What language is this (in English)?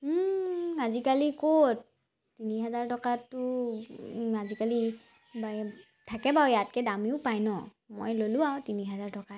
Assamese